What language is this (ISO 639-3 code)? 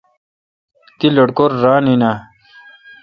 xka